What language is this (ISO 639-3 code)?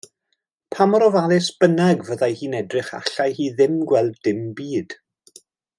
cym